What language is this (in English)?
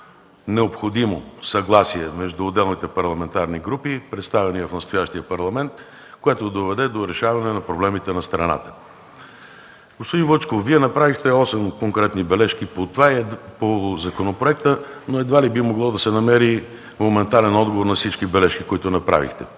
Bulgarian